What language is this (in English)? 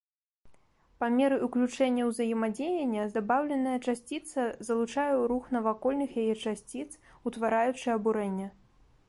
Belarusian